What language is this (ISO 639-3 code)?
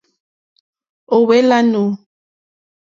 bri